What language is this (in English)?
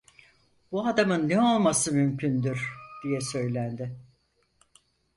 Turkish